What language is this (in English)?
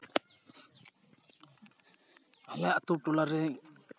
Santali